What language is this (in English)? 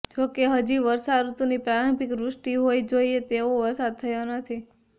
Gujarati